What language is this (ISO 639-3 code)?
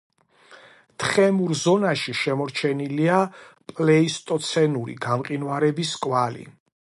kat